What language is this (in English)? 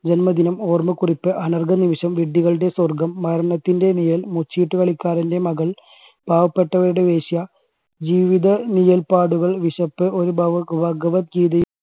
Malayalam